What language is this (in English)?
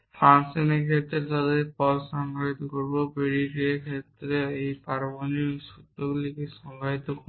Bangla